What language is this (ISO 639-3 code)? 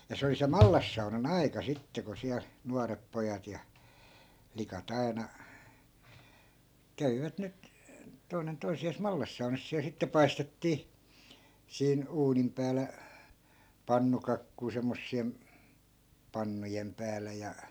fin